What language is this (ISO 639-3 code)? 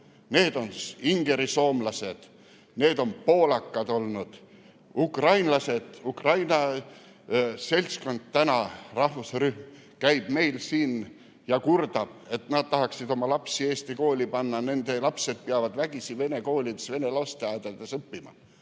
est